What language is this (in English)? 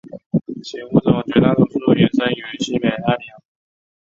Chinese